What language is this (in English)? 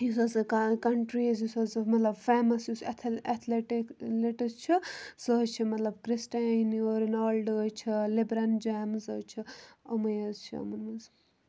Kashmiri